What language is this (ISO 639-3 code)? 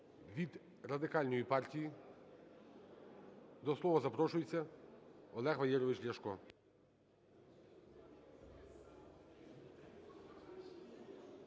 ukr